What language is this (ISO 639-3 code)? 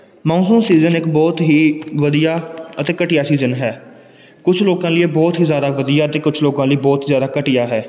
pan